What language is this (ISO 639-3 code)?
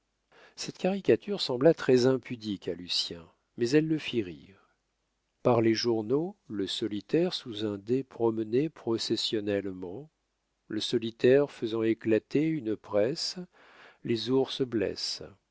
fra